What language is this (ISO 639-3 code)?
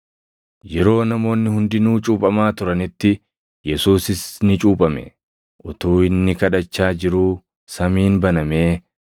orm